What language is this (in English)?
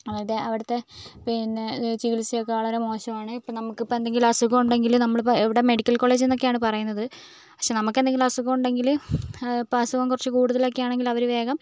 Malayalam